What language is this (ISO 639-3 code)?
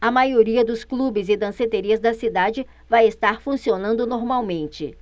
por